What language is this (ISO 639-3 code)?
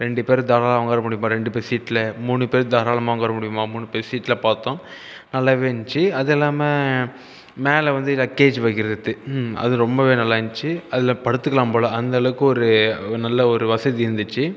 tam